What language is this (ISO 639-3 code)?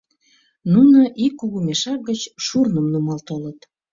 chm